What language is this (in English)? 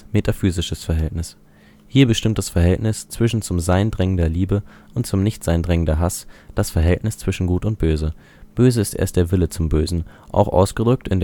German